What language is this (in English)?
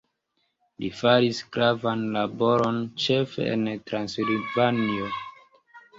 Esperanto